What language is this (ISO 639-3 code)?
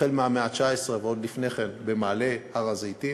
heb